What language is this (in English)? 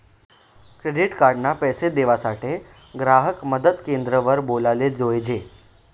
Marathi